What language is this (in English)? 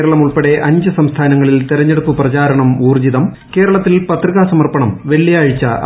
Malayalam